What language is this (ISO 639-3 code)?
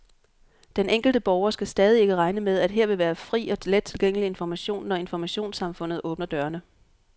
dan